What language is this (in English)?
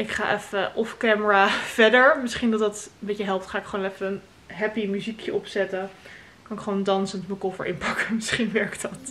Dutch